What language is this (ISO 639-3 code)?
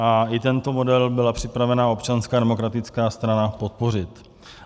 ces